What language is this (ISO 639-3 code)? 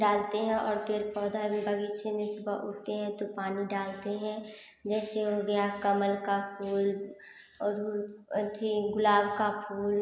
hin